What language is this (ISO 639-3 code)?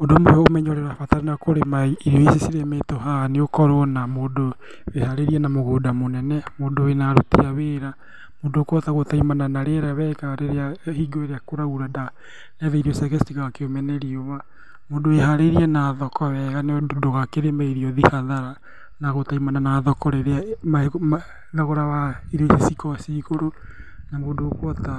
kik